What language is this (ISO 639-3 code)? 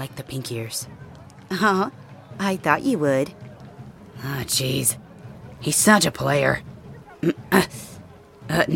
eng